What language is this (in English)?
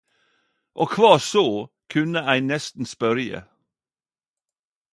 Norwegian Nynorsk